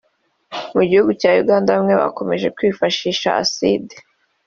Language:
Kinyarwanda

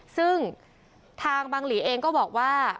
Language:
Thai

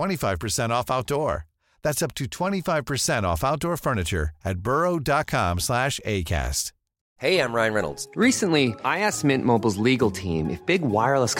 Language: Filipino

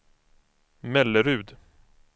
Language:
Swedish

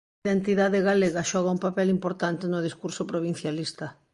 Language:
Galician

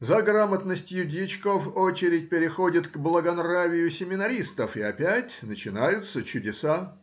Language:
Russian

